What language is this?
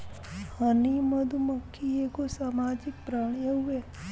Bhojpuri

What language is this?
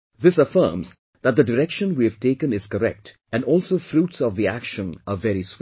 English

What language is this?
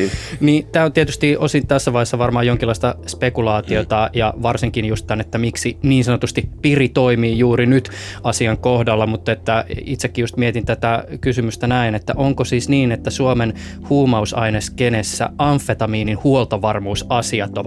Finnish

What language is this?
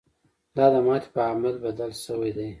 Pashto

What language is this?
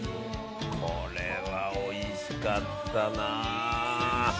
Japanese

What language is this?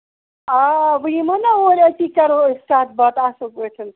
Kashmiri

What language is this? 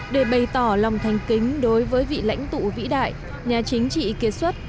Vietnamese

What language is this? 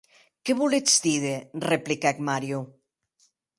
Occitan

